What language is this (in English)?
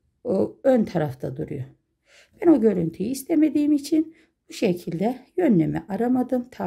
Turkish